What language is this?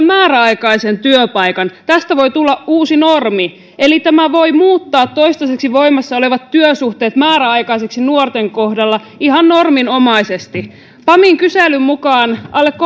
Finnish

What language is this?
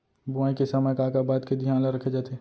Chhattisgarhi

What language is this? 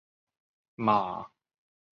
Chinese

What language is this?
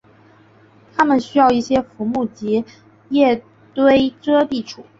Chinese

